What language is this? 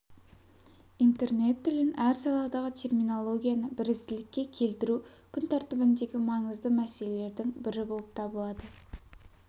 Kazakh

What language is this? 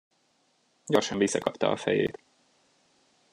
Hungarian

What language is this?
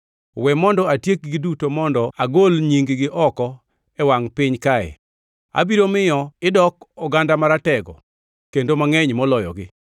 Luo (Kenya and Tanzania)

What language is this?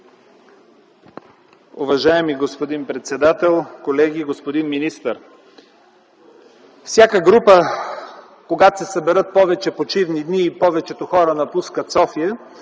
Bulgarian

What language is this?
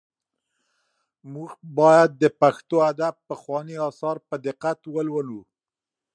Pashto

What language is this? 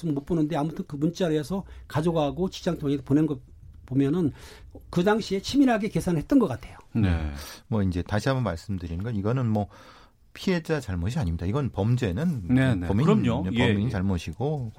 Korean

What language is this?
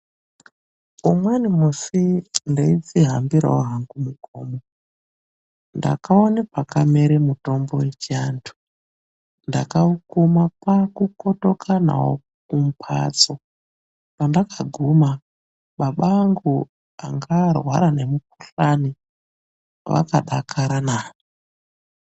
Ndau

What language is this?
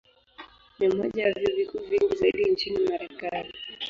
Swahili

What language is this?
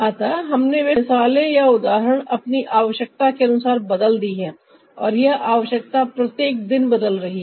Hindi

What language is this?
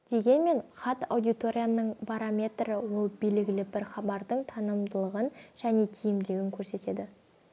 Kazakh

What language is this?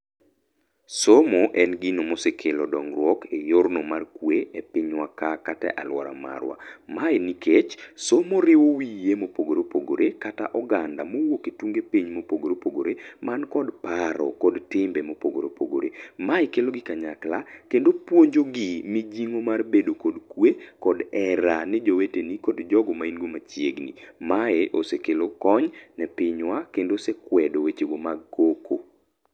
Luo (Kenya and Tanzania)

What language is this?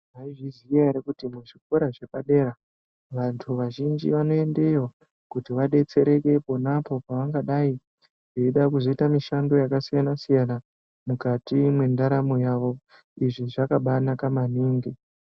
Ndau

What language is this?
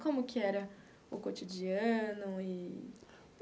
Portuguese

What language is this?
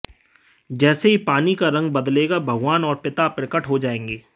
Hindi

